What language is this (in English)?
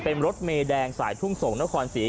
Thai